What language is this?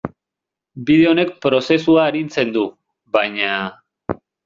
Basque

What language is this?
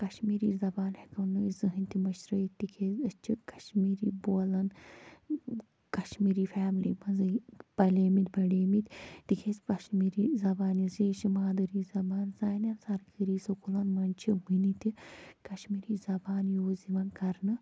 Kashmiri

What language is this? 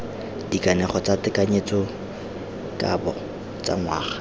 Tswana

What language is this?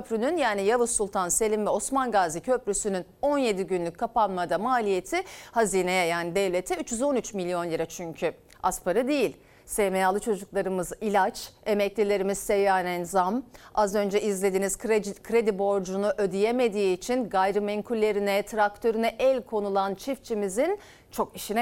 Turkish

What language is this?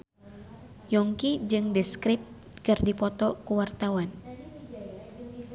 Sundanese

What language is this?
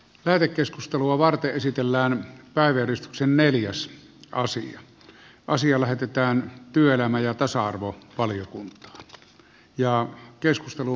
Finnish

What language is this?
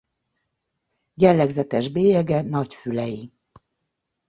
Hungarian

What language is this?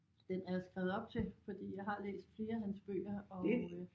Danish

